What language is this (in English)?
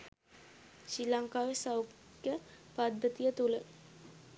Sinhala